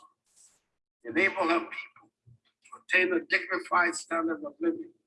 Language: English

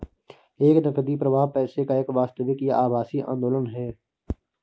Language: Hindi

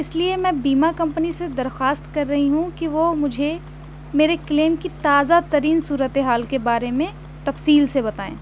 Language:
Urdu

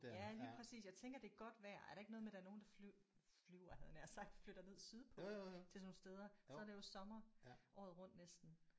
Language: Danish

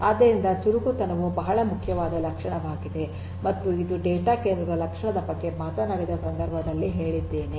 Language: Kannada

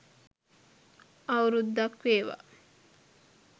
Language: Sinhala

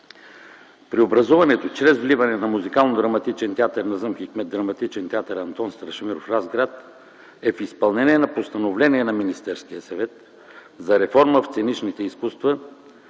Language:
Bulgarian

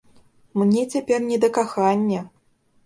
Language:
Belarusian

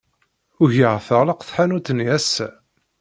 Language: Kabyle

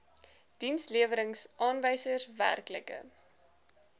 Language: Afrikaans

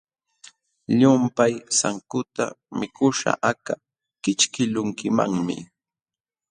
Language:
Jauja Wanca Quechua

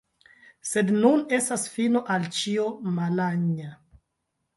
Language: Esperanto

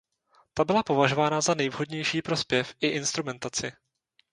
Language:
Czech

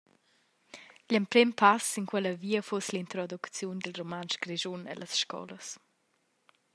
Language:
Romansh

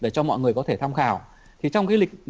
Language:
Vietnamese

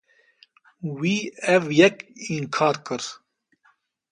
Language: Kurdish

